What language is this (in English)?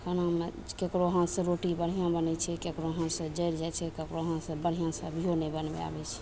Maithili